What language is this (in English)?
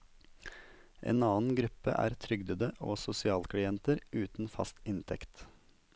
Norwegian